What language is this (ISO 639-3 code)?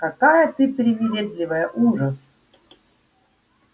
rus